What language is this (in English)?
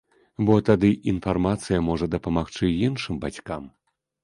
Belarusian